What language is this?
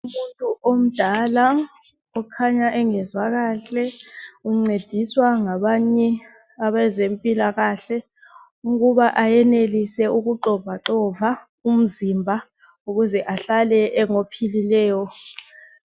North Ndebele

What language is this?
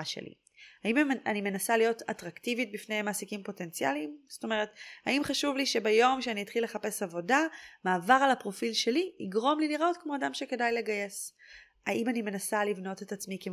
Hebrew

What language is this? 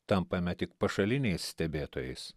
Lithuanian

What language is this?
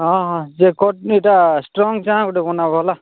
Odia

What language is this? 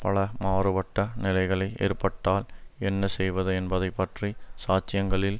Tamil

